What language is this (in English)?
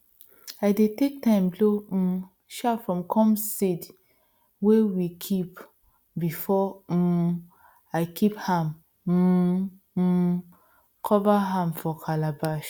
Nigerian Pidgin